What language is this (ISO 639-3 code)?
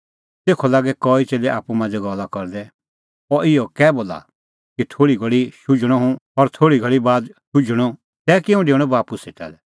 kfx